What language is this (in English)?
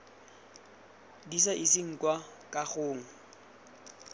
Tswana